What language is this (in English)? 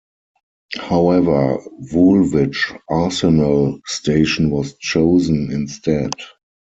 English